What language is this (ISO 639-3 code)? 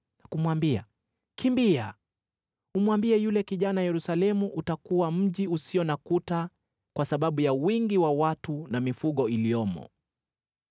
swa